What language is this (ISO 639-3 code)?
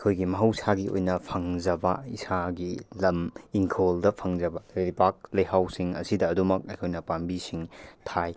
mni